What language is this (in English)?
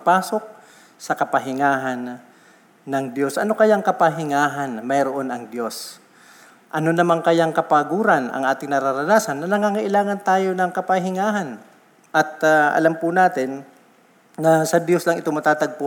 Filipino